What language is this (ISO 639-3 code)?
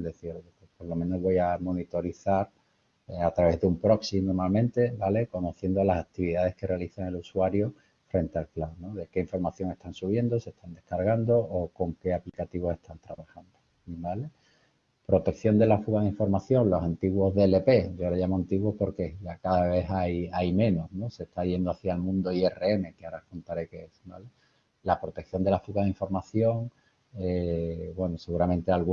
spa